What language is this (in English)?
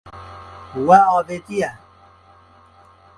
Kurdish